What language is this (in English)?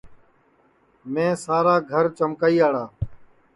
Sansi